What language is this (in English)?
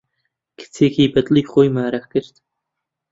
Central Kurdish